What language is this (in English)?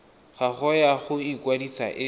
Tswana